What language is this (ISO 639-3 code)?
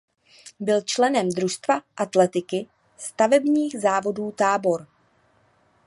ces